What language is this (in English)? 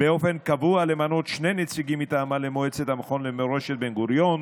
Hebrew